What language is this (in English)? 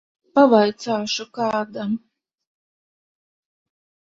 Latvian